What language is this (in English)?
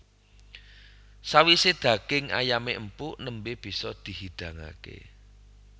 Javanese